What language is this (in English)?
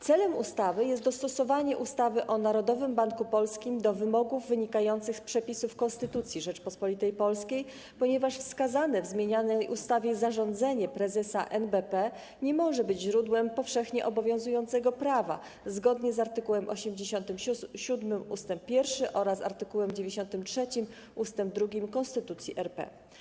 Polish